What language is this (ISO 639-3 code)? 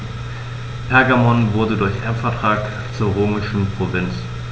deu